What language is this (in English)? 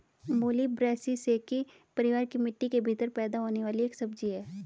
Hindi